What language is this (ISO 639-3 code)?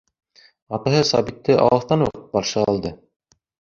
bak